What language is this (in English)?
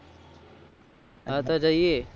Gujarati